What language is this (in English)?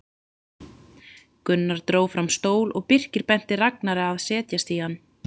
Icelandic